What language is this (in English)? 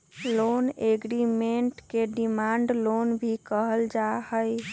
Magahi